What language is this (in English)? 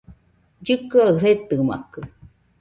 Nüpode Huitoto